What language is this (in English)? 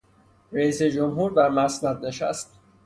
Persian